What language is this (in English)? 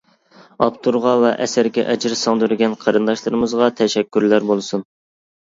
Uyghur